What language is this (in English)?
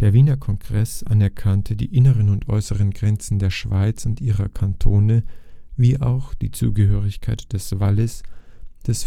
German